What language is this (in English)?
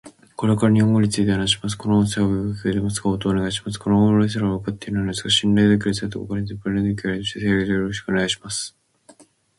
Japanese